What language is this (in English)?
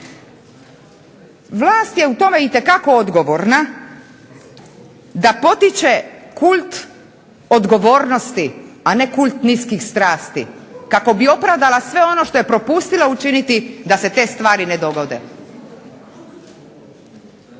Croatian